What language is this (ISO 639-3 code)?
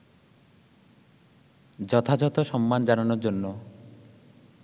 ben